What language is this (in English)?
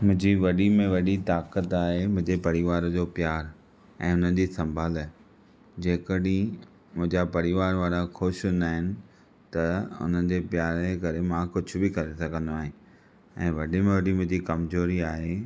Sindhi